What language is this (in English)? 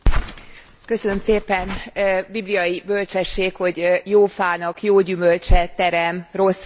Hungarian